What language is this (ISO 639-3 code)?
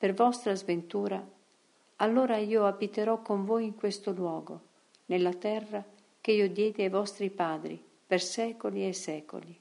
ita